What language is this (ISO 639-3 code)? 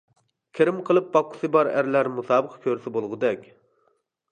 uig